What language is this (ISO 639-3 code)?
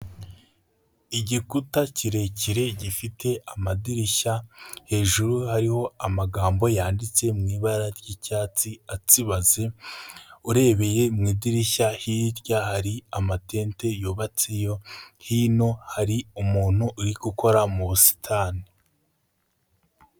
kin